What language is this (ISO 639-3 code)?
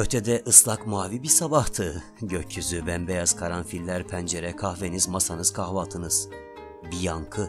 tur